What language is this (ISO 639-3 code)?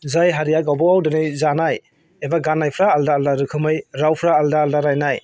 brx